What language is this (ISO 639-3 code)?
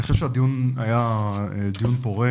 heb